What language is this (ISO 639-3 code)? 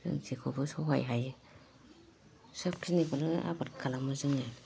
brx